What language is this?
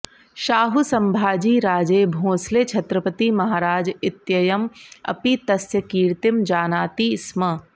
Sanskrit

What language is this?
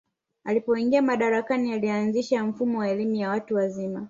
Swahili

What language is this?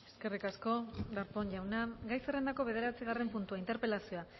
Basque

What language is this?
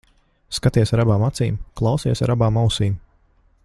Latvian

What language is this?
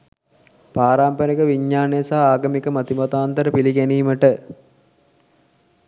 Sinhala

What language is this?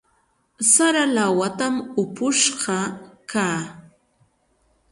Chiquián Ancash Quechua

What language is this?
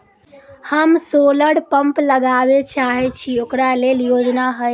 Maithili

